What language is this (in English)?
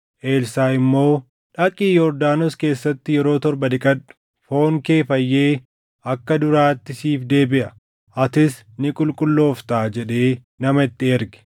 Oromo